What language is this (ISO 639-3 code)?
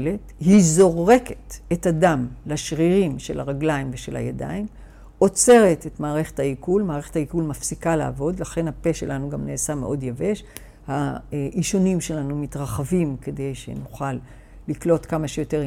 heb